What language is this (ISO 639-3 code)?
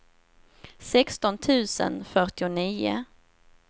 swe